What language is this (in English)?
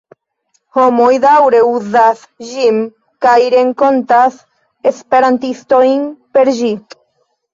Esperanto